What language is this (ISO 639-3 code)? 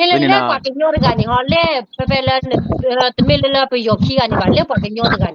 tha